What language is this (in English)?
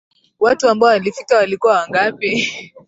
Swahili